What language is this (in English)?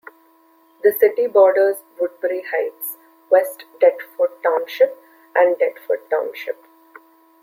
English